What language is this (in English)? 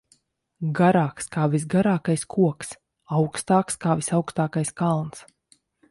Latvian